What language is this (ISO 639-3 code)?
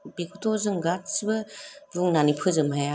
brx